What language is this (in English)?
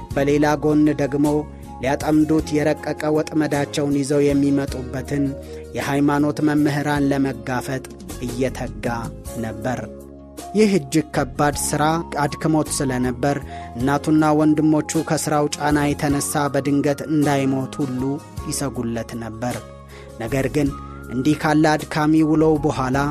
Amharic